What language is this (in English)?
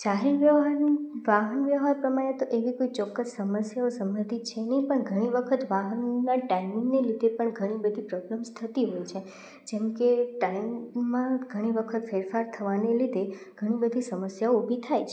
Gujarati